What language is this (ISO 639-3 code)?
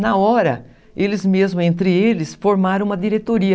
por